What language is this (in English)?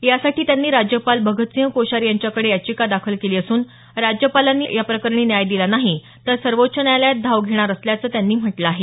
Marathi